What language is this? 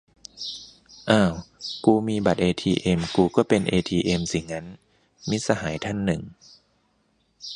Thai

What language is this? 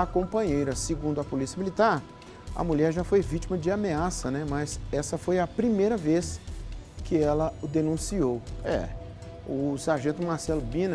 Portuguese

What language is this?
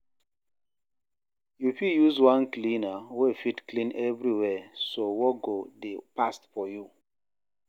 Nigerian Pidgin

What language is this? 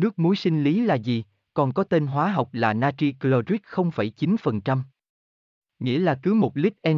Vietnamese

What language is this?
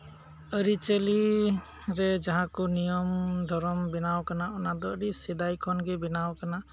Santali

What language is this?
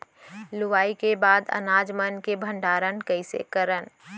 Chhattisgarhi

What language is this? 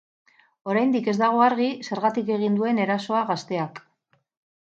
Basque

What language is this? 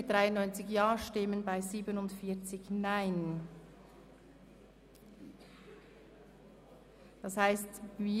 Swiss German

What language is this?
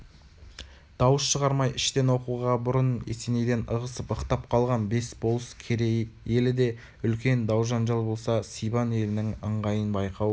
Kazakh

